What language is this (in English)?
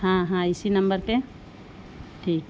Urdu